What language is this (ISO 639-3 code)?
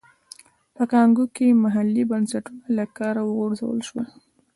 pus